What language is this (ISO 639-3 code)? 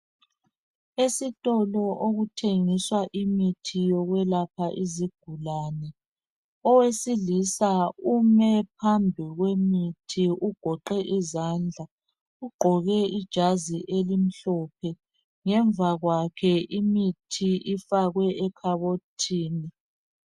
nde